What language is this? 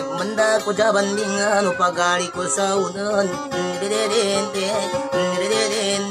Indonesian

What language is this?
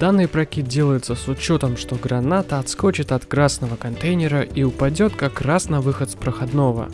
Russian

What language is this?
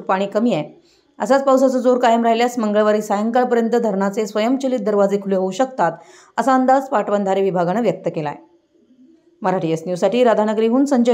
Romanian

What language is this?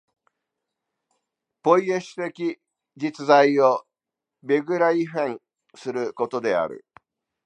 Japanese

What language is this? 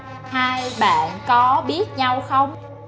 Vietnamese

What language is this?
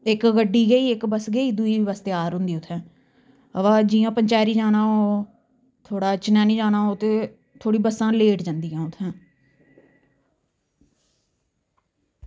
Dogri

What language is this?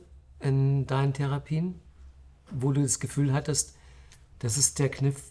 German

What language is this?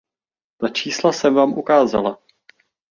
Czech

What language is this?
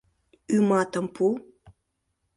Mari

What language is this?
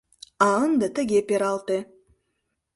Mari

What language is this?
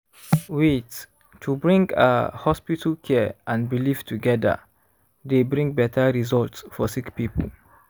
Nigerian Pidgin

